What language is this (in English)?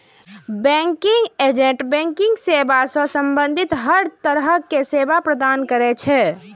Maithili